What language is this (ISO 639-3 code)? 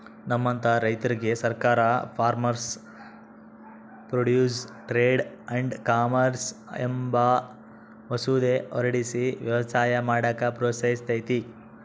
kan